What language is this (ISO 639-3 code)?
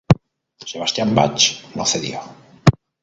spa